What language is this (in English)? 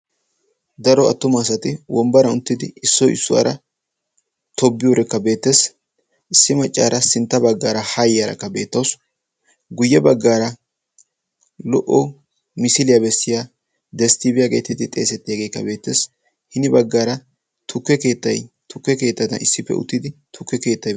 Wolaytta